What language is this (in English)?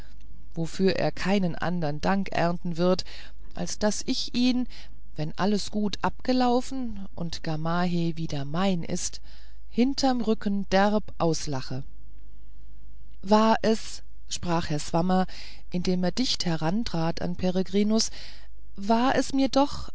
German